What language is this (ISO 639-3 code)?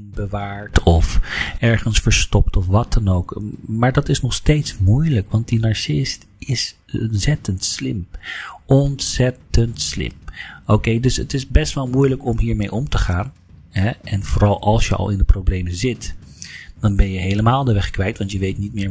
nld